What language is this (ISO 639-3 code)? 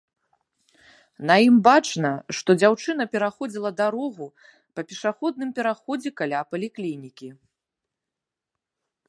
bel